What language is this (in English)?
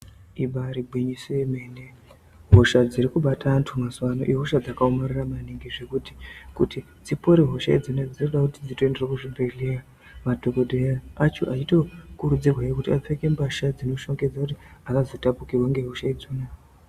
Ndau